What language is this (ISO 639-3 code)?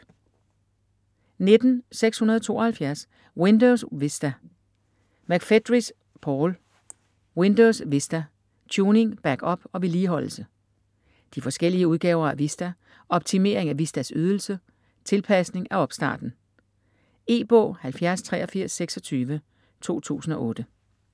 dan